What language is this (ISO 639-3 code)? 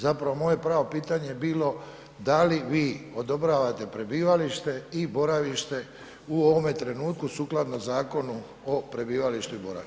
hrv